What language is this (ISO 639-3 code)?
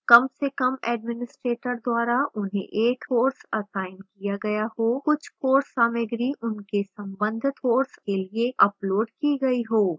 hin